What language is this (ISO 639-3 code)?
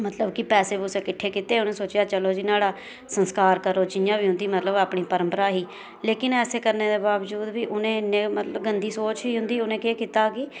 doi